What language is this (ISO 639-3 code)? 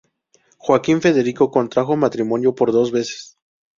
spa